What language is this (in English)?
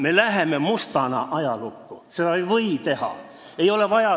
Estonian